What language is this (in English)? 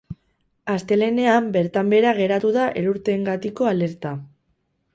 Basque